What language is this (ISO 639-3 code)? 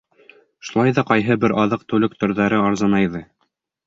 bak